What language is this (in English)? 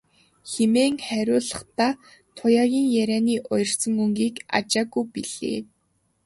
Mongolian